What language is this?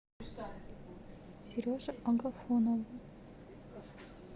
Russian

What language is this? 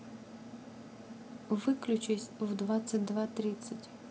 Russian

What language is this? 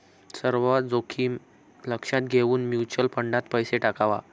Marathi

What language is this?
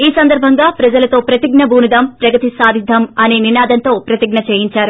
Telugu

